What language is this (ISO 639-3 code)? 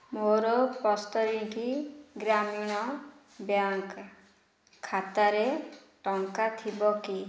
ori